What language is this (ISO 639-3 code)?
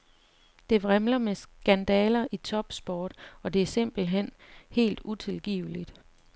dan